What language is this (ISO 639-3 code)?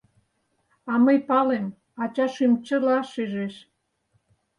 chm